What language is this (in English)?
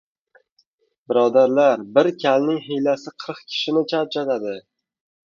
Uzbek